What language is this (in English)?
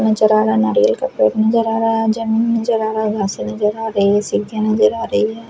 Hindi